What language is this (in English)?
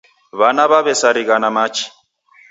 Taita